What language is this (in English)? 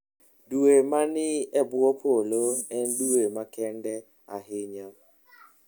Luo (Kenya and Tanzania)